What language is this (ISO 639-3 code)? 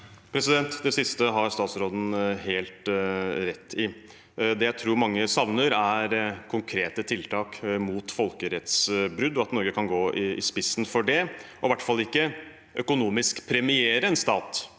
nor